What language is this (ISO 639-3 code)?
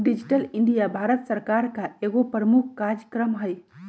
mag